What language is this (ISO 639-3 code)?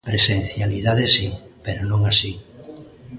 glg